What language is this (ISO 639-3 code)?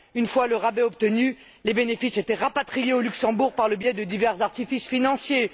fra